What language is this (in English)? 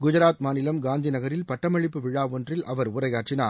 Tamil